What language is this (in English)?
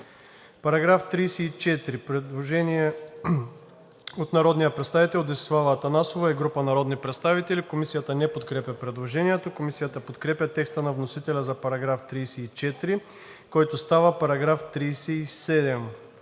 Bulgarian